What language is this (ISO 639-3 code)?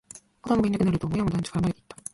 jpn